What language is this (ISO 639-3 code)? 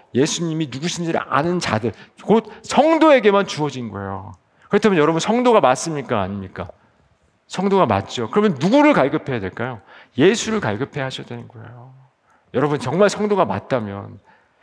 kor